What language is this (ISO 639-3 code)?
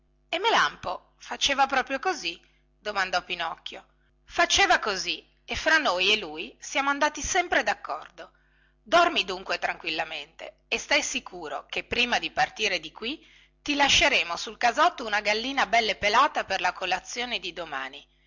ita